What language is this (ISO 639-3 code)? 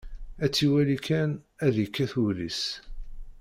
kab